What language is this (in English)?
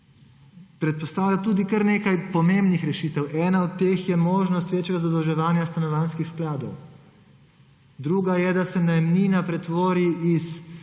Slovenian